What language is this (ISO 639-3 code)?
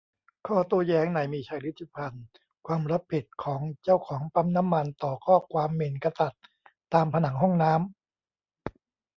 tha